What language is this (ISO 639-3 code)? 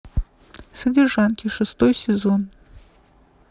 rus